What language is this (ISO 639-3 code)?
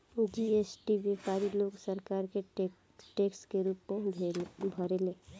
bho